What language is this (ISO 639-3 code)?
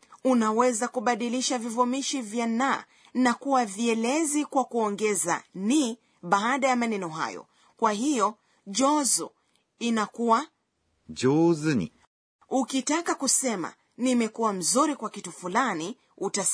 swa